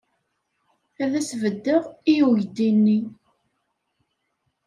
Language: Kabyle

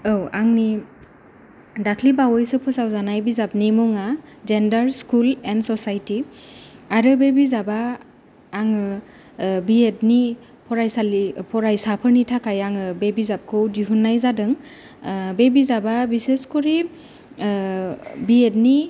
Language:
Bodo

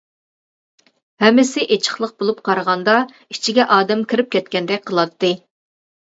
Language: Uyghur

